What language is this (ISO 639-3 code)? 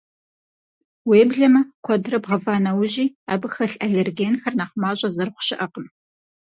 kbd